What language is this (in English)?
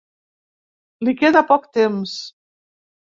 Catalan